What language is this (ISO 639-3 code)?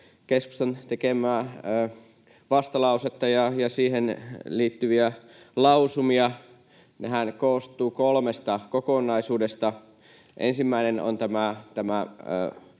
fin